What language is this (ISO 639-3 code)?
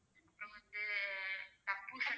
tam